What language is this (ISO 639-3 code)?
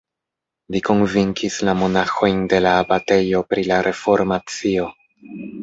epo